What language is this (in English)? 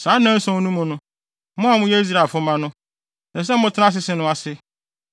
Akan